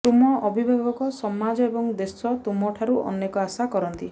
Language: Odia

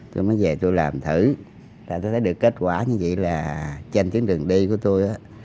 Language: Vietnamese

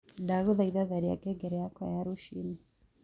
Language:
Kikuyu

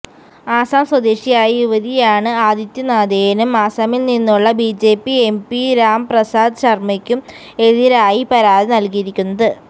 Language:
Malayalam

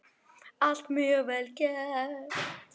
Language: Icelandic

